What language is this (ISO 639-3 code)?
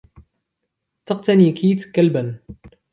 ara